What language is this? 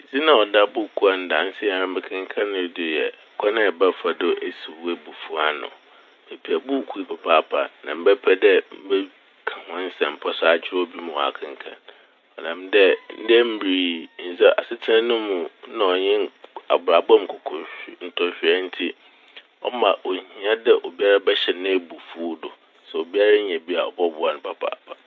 Akan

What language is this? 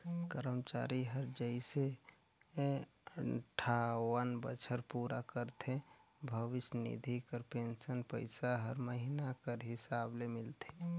Chhattisgarhi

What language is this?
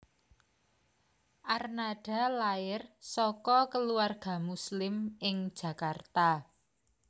Javanese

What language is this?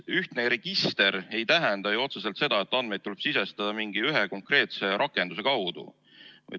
Estonian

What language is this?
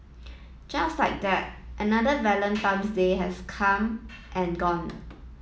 English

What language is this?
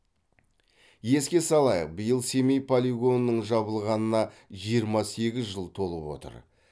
Kazakh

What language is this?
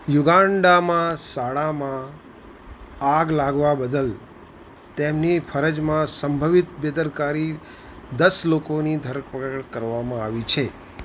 Gujarati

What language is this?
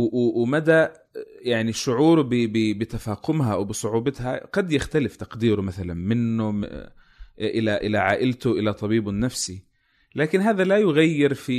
Arabic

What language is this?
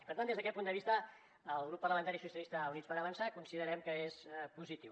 Catalan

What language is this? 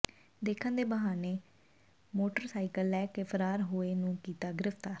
Punjabi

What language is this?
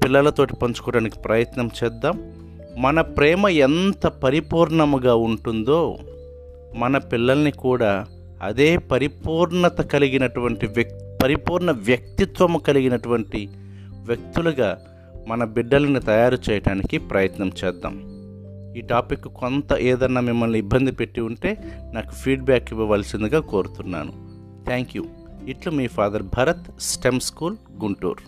Telugu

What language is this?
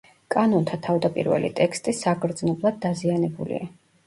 Georgian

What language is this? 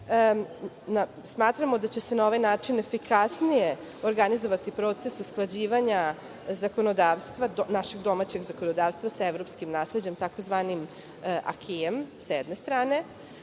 Serbian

